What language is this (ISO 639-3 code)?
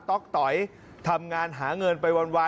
tha